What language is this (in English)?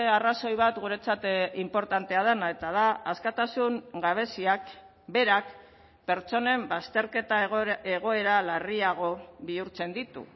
Basque